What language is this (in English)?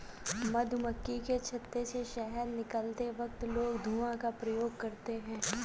Hindi